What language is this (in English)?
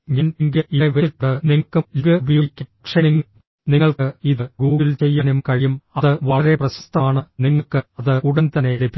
Malayalam